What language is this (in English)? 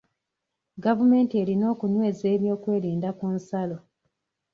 Ganda